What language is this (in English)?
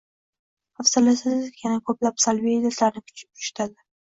Uzbek